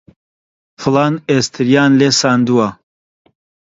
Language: Central Kurdish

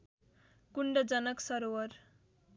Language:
Nepali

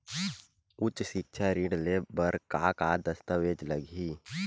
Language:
Chhattisgarhi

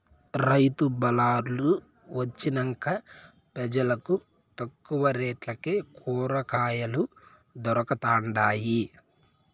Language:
Telugu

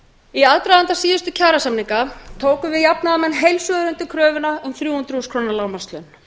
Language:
Icelandic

